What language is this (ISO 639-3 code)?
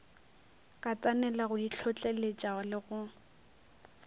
nso